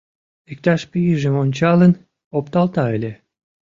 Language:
Mari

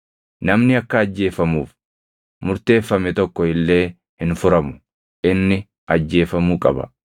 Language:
Oromo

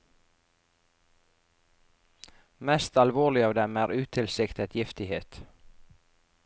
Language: Norwegian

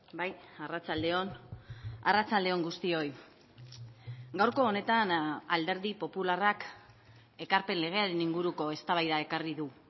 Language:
Basque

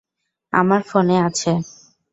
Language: Bangla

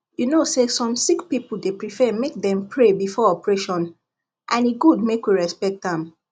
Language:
Nigerian Pidgin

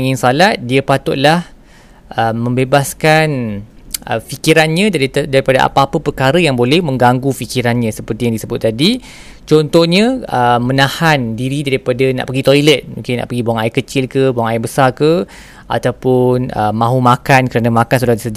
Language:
Malay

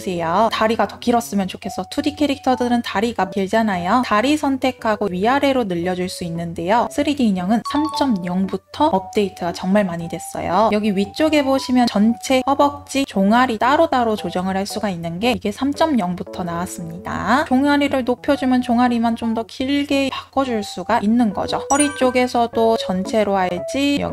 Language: Korean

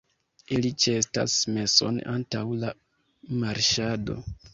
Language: Esperanto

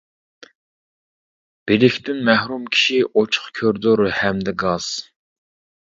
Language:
Uyghur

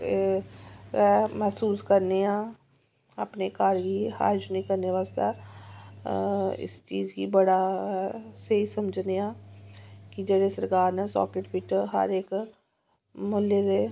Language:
Dogri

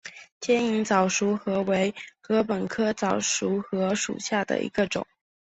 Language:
Chinese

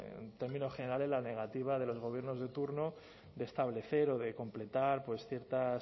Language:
Spanish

